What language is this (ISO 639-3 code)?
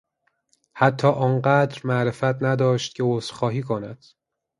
fas